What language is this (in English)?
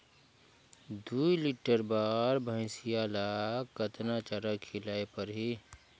Chhattisgarhi